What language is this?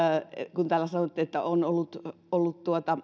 Finnish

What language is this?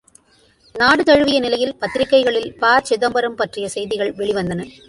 Tamil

